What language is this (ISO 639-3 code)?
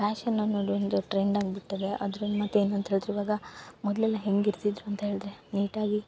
kan